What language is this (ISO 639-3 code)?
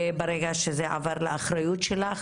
heb